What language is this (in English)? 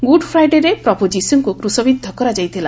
Odia